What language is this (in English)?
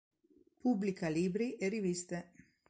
Italian